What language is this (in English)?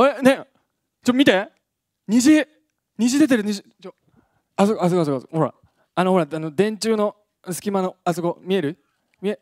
Japanese